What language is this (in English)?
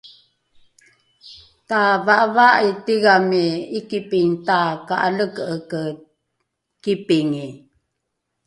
Rukai